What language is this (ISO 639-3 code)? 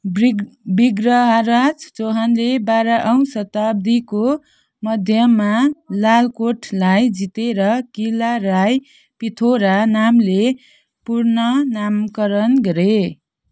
nep